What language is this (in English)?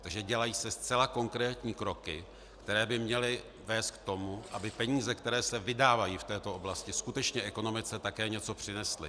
Czech